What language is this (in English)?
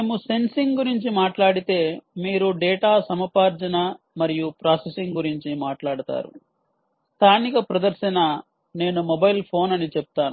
Telugu